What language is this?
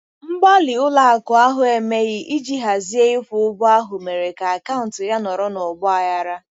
Igbo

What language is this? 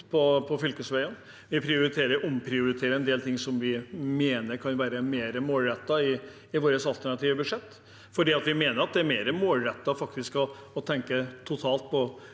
Norwegian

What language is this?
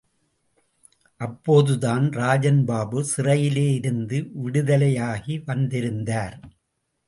Tamil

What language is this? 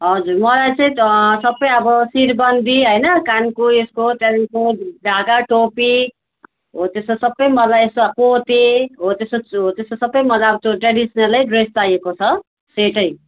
Nepali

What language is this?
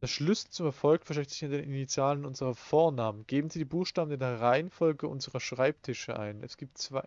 German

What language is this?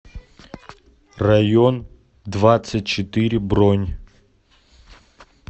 Russian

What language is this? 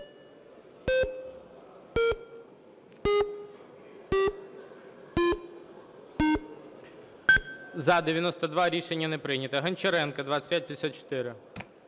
Ukrainian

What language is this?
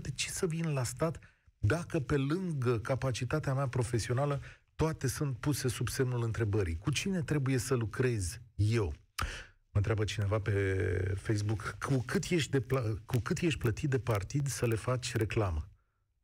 Romanian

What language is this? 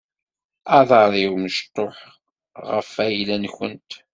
Kabyle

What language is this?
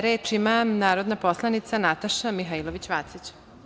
Serbian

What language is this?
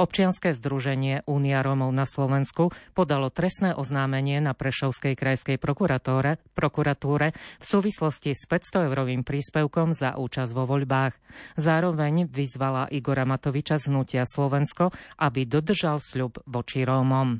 Slovak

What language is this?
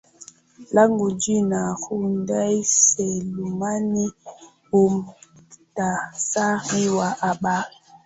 Swahili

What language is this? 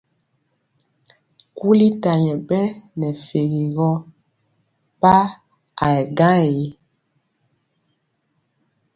Mpiemo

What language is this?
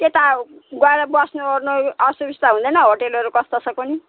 Nepali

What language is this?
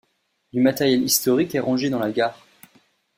French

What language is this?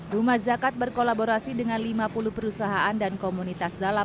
Indonesian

